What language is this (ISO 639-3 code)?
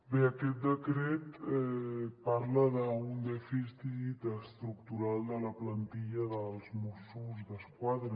cat